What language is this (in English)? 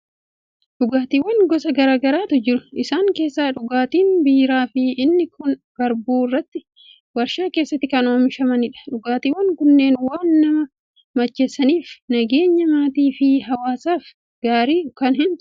Oromo